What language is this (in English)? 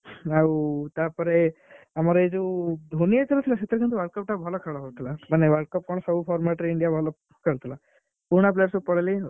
Odia